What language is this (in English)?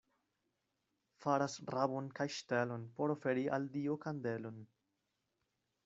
Esperanto